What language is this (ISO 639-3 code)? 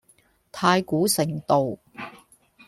yue